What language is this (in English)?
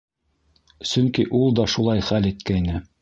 Bashkir